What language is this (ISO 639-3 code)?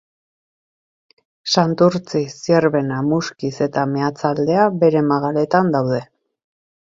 eus